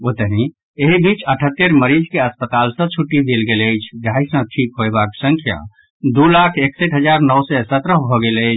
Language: Maithili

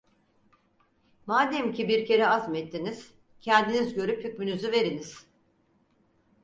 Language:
Turkish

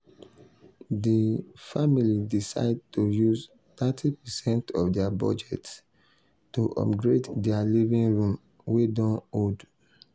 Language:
Nigerian Pidgin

